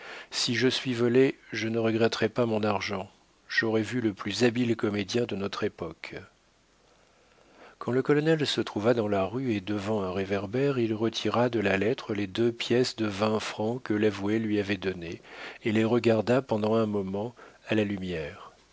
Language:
French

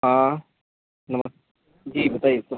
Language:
Hindi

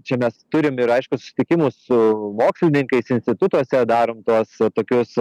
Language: Lithuanian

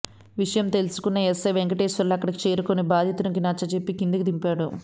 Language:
Telugu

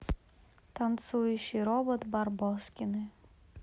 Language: Russian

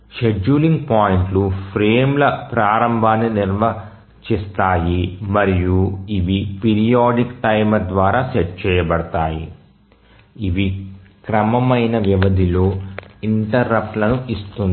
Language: Telugu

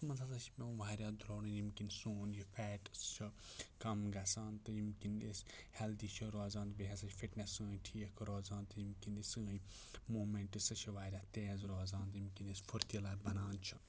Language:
Kashmiri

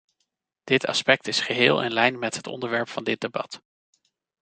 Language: Dutch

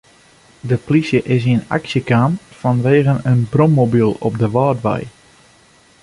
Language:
Western Frisian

